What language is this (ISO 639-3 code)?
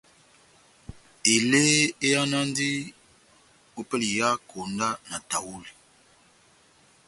bnm